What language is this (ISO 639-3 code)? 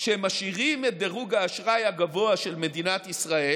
heb